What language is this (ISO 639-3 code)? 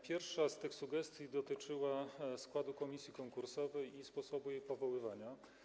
pol